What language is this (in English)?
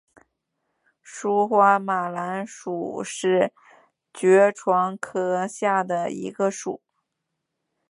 Chinese